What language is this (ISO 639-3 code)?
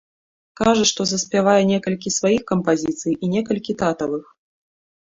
bel